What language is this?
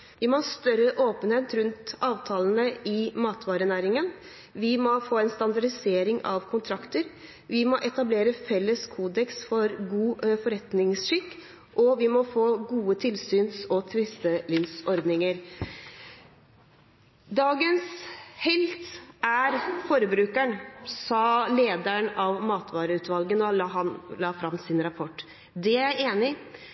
Norwegian Bokmål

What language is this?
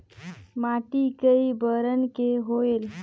Chhattisgarhi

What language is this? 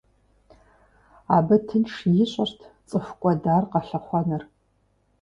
Kabardian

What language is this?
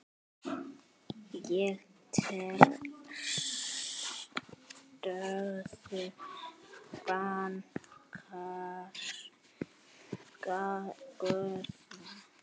Icelandic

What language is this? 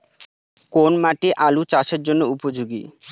Bangla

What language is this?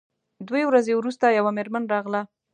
Pashto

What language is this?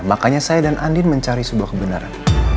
Indonesian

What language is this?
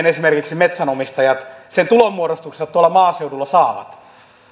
Finnish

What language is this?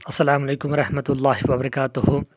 Kashmiri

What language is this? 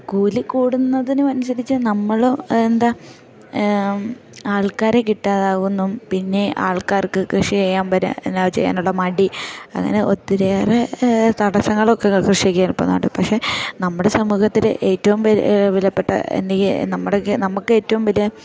Malayalam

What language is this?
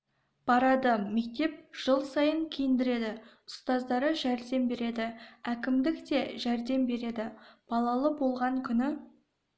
Kazakh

